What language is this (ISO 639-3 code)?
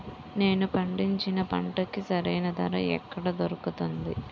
tel